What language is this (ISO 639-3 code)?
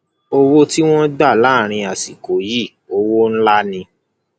yor